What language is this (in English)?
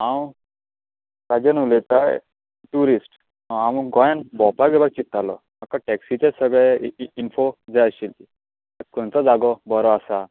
Konkani